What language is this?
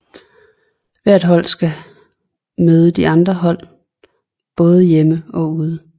Danish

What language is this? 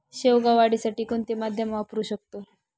Marathi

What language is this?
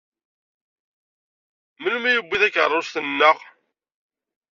Kabyle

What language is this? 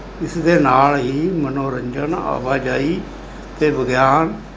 Punjabi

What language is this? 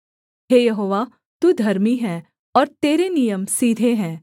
Hindi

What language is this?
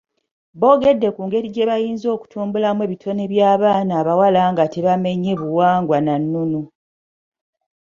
Ganda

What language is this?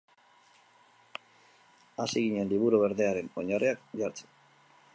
Basque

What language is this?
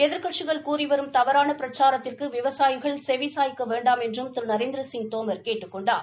Tamil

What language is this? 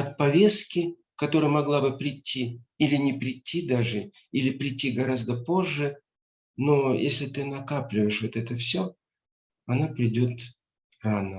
Russian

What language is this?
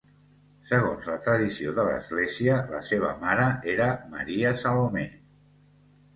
Catalan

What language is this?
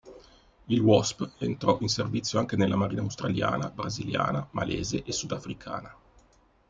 Italian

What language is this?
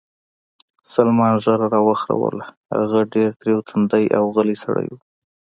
Pashto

